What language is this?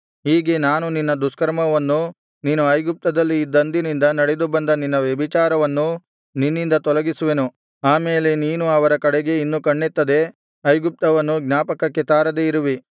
Kannada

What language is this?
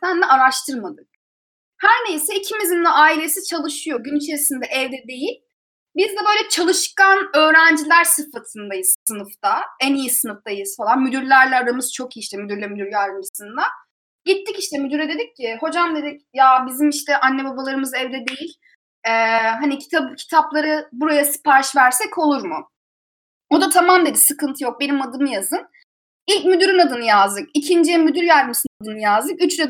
Turkish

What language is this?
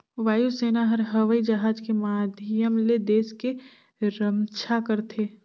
Chhattisgarhi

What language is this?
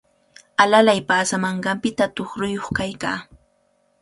Cajatambo North Lima Quechua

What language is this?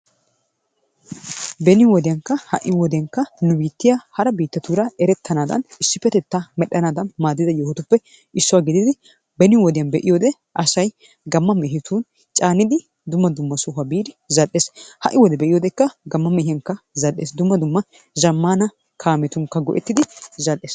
Wolaytta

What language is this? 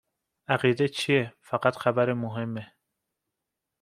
Persian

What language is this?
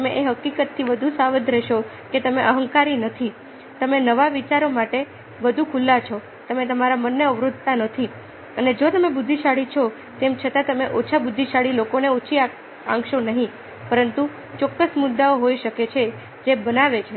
Gujarati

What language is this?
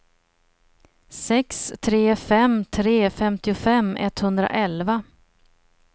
Swedish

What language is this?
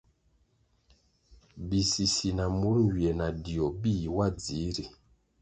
Kwasio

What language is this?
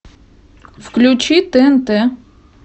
Russian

